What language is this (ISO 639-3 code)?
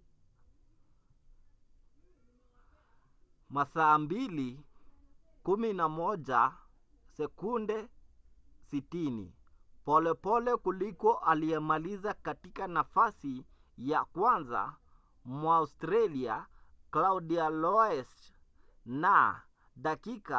swa